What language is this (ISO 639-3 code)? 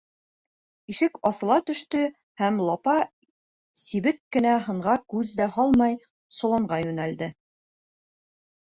bak